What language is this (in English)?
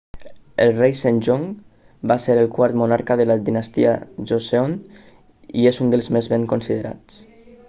Catalan